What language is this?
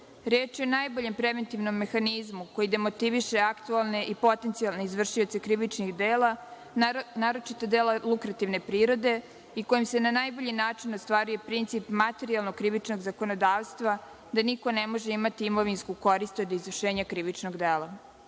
Serbian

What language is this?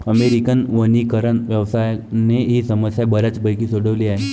Marathi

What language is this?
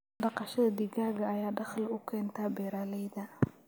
Somali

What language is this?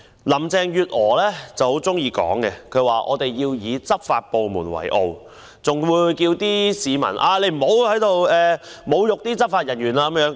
Cantonese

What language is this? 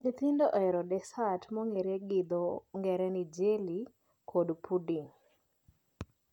Luo (Kenya and Tanzania)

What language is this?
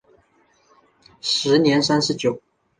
Chinese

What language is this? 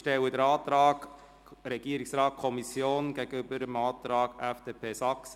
Swiss German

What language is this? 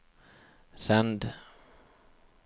Norwegian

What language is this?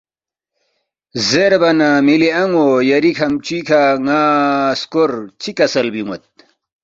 Balti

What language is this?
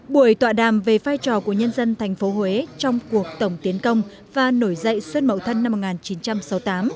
Vietnamese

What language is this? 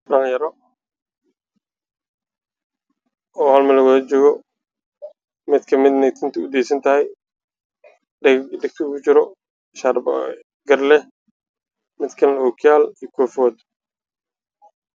Somali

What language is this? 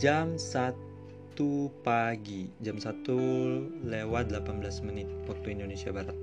Indonesian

